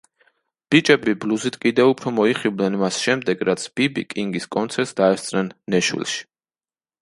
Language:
Georgian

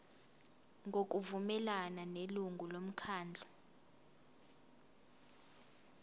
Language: Zulu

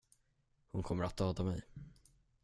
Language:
Swedish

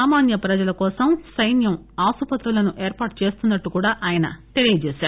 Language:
Telugu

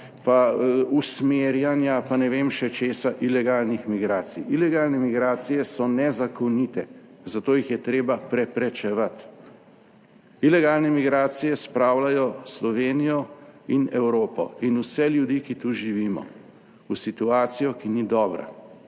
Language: Slovenian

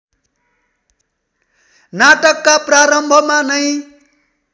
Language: Nepali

